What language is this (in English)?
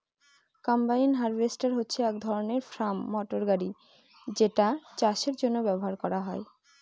Bangla